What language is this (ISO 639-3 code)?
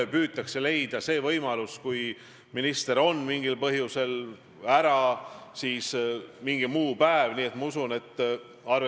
est